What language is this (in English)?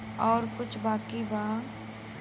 Bhojpuri